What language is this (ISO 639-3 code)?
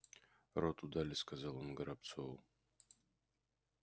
rus